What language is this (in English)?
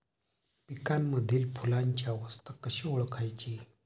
Marathi